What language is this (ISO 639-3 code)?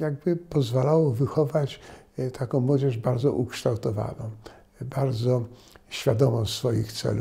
pol